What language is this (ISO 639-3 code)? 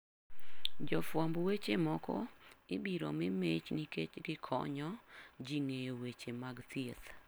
luo